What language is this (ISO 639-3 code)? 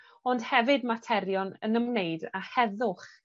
cym